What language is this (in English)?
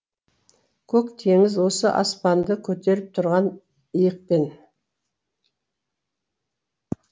Kazakh